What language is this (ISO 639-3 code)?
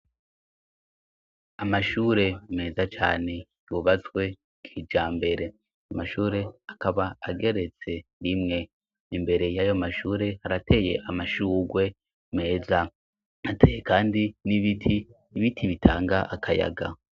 run